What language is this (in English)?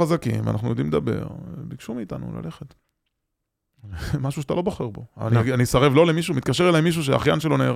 Hebrew